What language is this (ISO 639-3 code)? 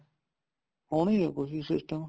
pan